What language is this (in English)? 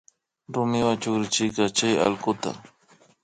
Imbabura Highland Quichua